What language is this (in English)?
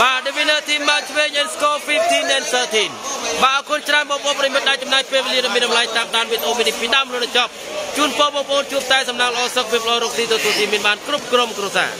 Thai